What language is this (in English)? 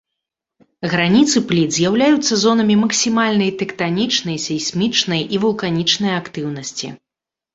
Belarusian